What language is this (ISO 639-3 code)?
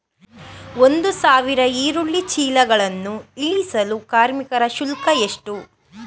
kan